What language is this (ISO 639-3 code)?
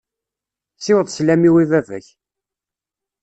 kab